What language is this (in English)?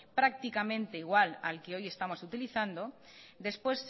Spanish